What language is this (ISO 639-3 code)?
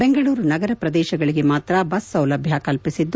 kan